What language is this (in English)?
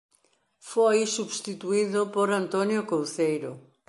Galician